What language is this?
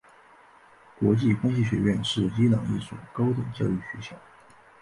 Chinese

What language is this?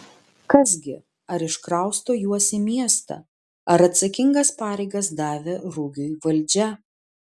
Lithuanian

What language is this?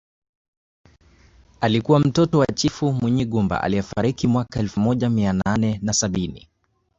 Swahili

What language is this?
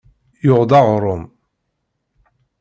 Kabyle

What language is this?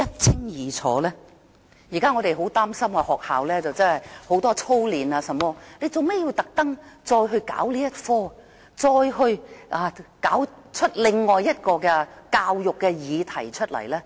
Cantonese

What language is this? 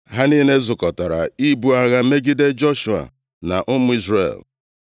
Igbo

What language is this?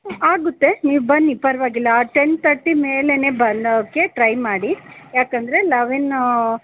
Kannada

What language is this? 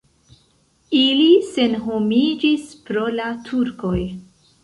Esperanto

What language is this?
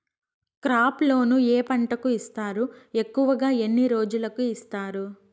Telugu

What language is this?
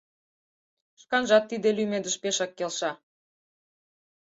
Mari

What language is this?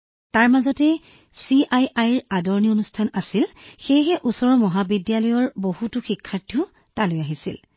Assamese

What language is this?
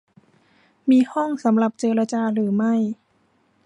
Thai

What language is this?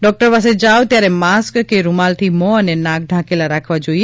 Gujarati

